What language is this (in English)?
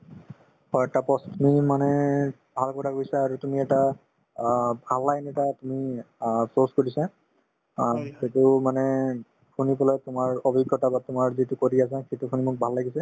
Assamese